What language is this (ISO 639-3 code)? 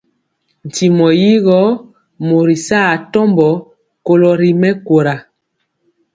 mcx